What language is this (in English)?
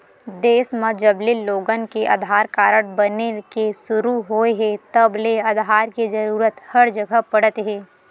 Chhattisgarhi